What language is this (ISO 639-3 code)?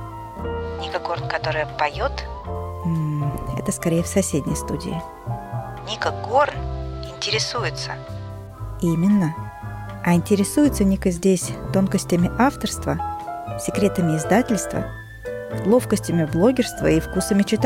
rus